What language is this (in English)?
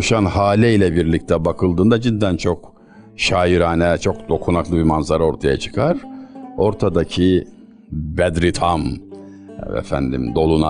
Turkish